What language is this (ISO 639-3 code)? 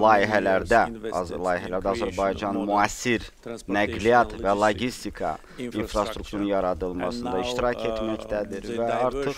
tur